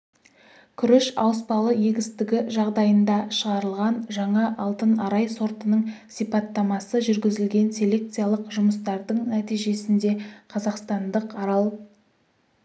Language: Kazakh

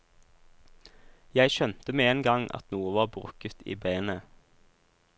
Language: Norwegian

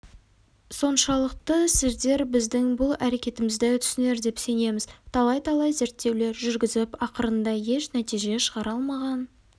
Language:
Kazakh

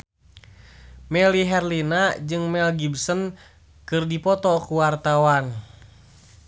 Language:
Sundanese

